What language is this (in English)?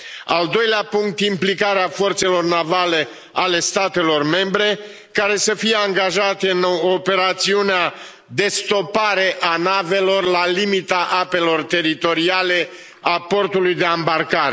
Romanian